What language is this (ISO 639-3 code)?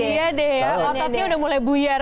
ind